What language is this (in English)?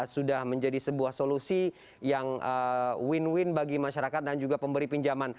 Indonesian